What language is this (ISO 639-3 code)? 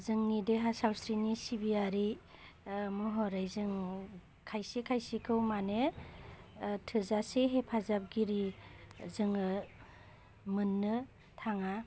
brx